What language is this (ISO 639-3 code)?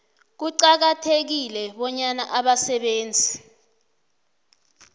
nbl